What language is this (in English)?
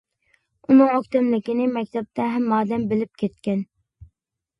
Uyghur